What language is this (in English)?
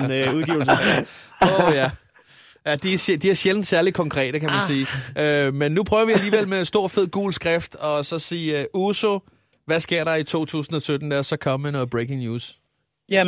Danish